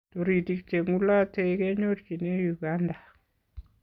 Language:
Kalenjin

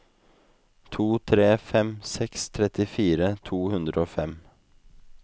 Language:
Norwegian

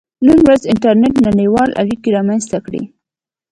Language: Pashto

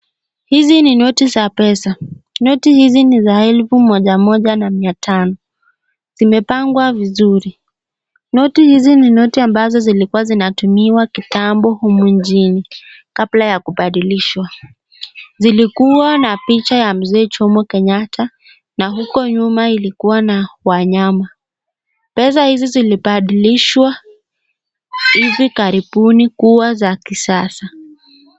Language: Swahili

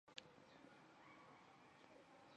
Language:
Chinese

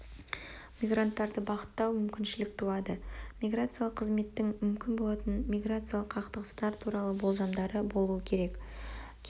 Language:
Kazakh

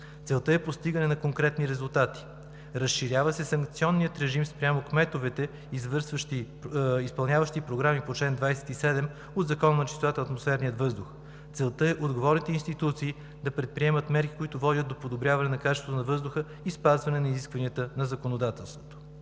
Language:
Bulgarian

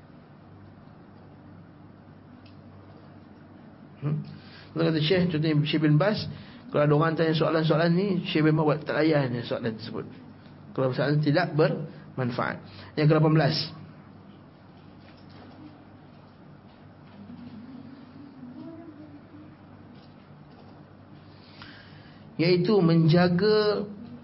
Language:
Malay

